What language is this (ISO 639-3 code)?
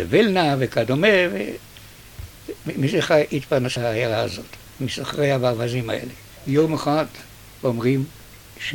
heb